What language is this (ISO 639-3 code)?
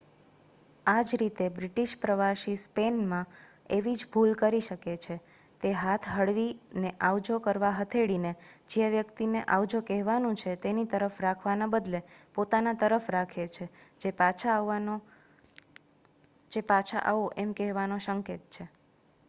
guj